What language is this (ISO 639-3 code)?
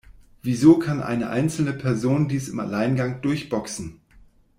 deu